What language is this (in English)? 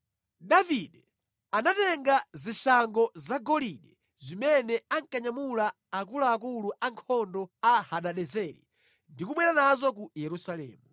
Nyanja